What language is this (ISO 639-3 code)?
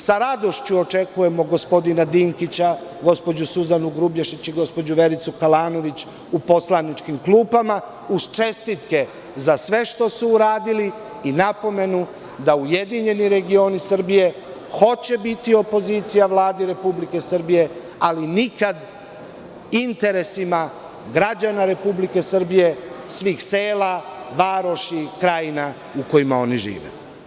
srp